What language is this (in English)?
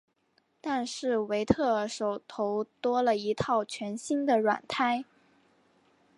Chinese